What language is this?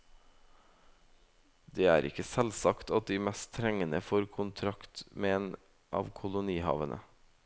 Norwegian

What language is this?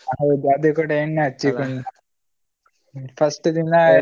Kannada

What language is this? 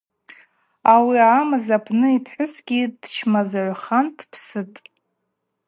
Abaza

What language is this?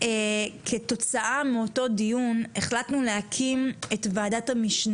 Hebrew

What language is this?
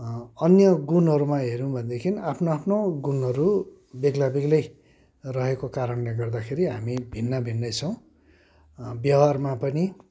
Nepali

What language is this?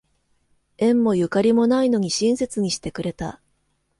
Japanese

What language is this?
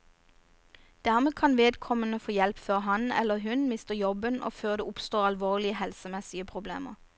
Norwegian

